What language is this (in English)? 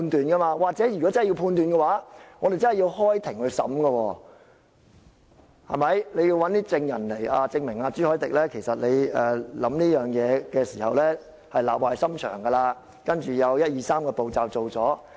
Cantonese